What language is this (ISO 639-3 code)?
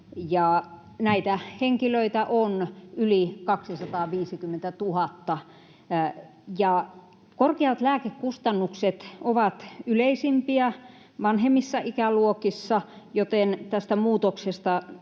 fin